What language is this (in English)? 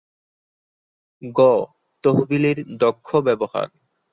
Bangla